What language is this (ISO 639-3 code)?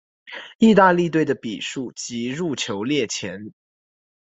zho